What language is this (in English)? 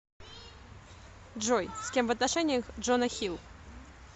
Russian